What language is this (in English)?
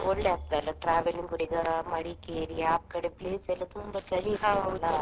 Kannada